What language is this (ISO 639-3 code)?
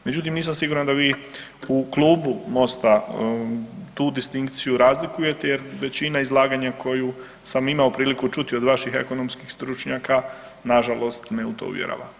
hrv